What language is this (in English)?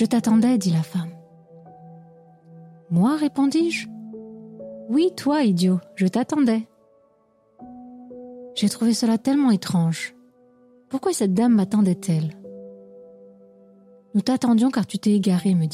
French